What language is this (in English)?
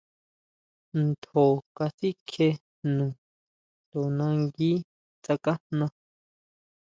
Huautla Mazatec